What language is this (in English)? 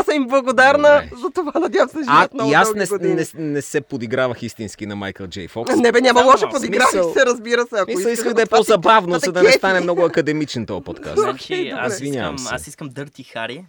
Bulgarian